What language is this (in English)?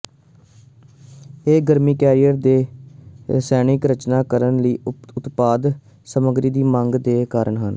Punjabi